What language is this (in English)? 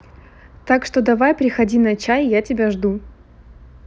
Russian